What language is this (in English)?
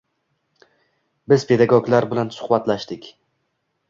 Uzbek